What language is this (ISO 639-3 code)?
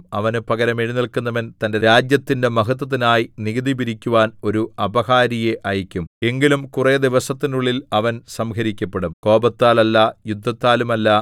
mal